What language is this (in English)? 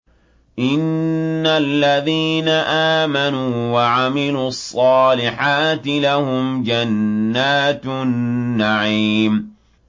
Arabic